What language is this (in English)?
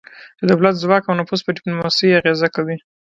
Pashto